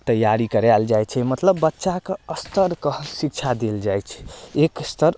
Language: Maithili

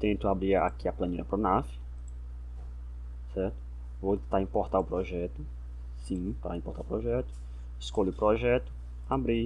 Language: Portuguese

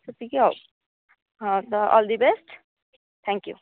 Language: Odia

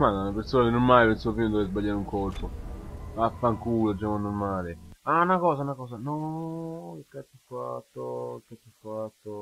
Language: Italian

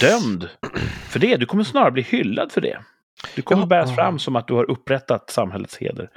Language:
Swedish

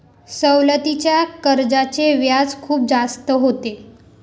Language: Marathi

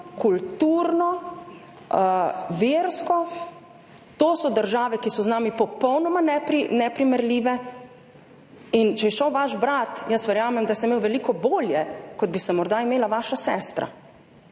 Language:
Slovenian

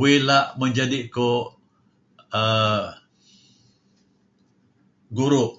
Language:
Kelabit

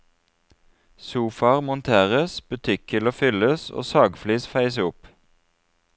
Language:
Norwegian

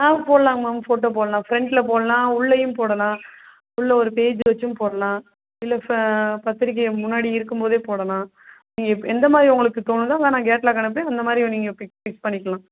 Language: Tamil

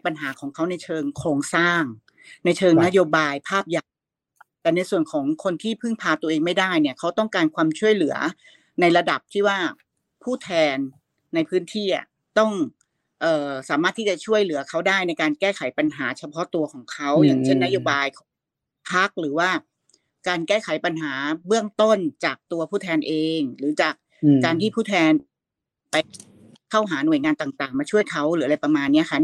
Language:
Thai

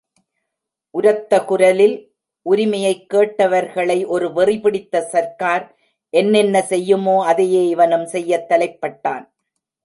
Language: Tamil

